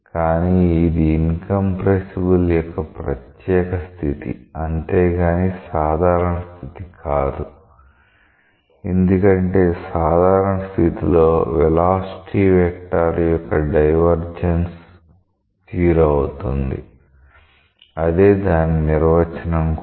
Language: Telugu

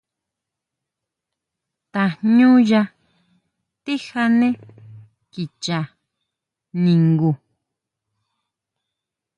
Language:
Huautla Mazatec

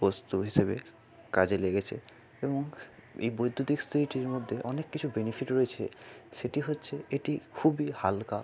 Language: Bangla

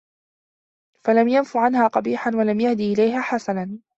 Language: Arabic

